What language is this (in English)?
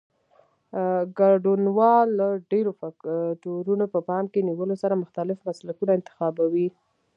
Pashto